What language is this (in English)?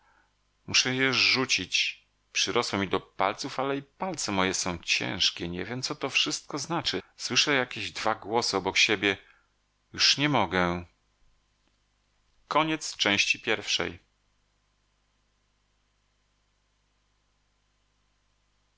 Polish